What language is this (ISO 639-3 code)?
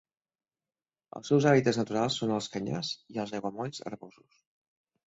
cat